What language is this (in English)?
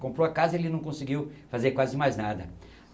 Portuguese